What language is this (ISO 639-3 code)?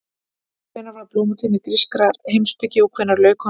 isl